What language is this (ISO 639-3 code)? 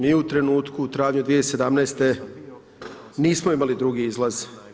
hrv